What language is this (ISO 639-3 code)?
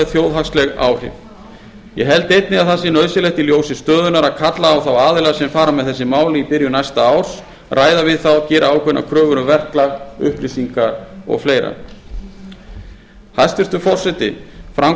isl